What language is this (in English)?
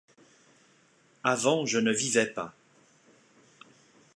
French